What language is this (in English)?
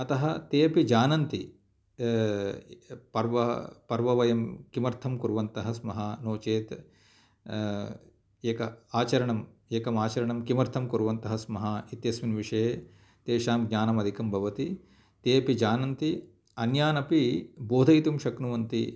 Sanskrit